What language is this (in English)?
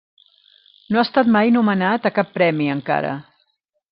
Catalan